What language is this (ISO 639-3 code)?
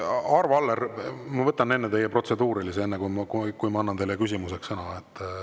est